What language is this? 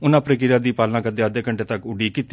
Punjabi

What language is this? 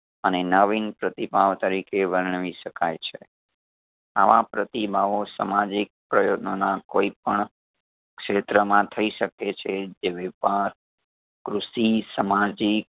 Gujarati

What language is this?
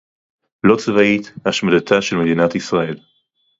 Hebrew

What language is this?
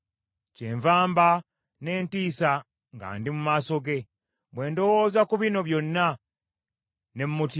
Ganda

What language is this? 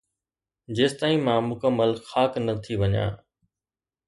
Sindhi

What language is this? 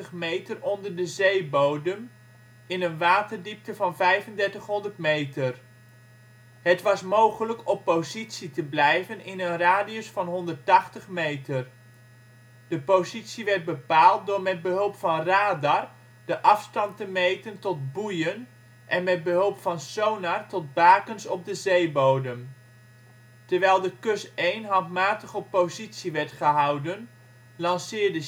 Dutch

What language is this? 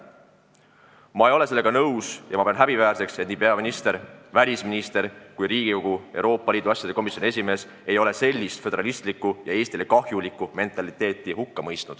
Estonian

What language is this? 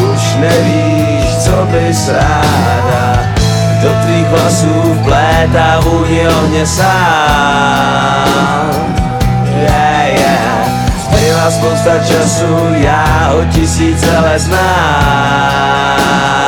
Slovak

